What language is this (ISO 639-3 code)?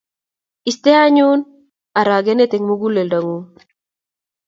kln